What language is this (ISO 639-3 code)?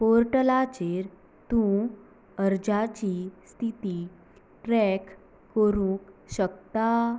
kok